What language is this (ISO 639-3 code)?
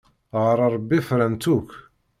kab